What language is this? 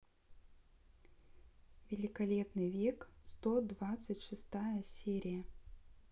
Russian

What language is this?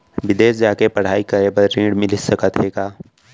Chhattisgarhi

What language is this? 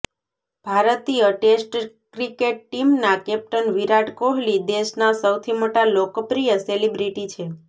Gujarati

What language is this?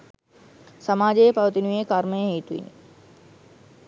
Sinhala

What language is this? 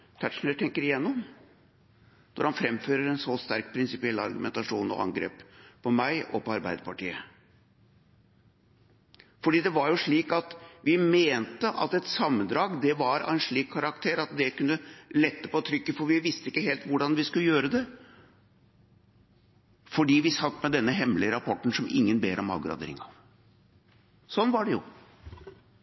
Norwegian Bokmål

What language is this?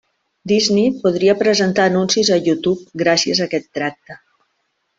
Catalan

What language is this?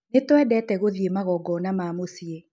Kikuyu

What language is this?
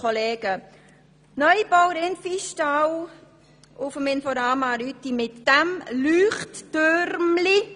Swiss German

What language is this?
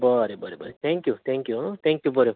Konkani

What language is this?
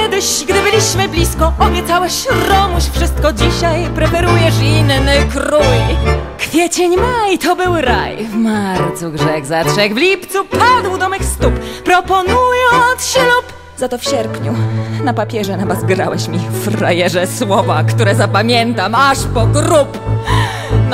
Polish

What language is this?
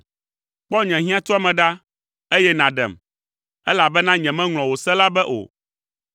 Ewe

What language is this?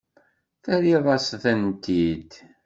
Kabyle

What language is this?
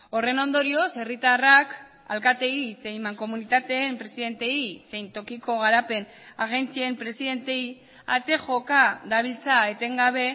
Basque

